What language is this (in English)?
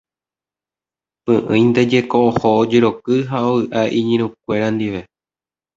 Guarani